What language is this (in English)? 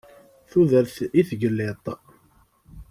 Kabyle